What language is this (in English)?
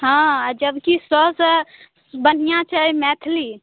Maithili